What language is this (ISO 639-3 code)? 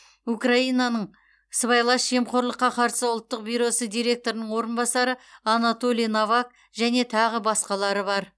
kaz